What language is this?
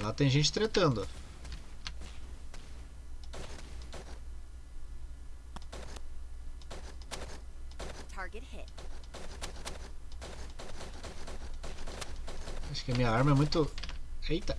Portuguese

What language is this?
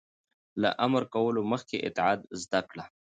Pashto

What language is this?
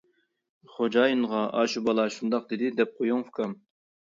Uyghur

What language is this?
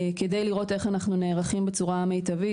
Hebrew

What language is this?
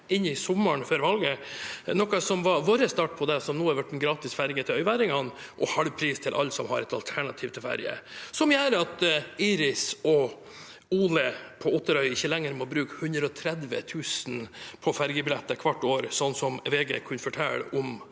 Norwegian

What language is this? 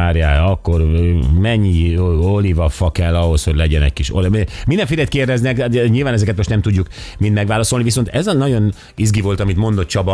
Hungarian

